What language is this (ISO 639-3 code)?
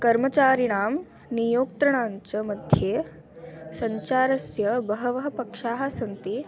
san